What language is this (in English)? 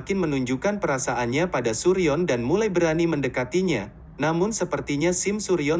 Indonesian